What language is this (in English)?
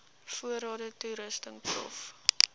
Afrikaans